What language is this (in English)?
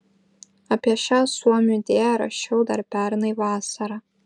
Lithuanian